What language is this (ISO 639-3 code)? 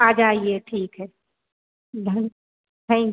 hin